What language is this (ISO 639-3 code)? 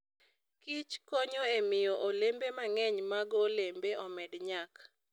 luo